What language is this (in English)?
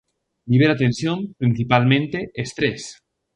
Galician